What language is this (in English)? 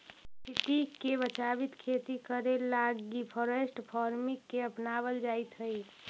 Magahi